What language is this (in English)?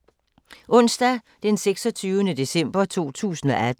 Danish